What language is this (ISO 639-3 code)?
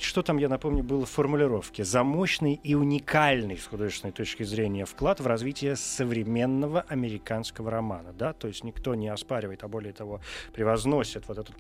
rus